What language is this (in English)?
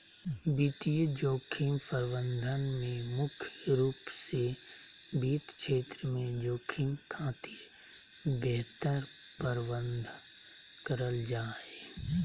Magahi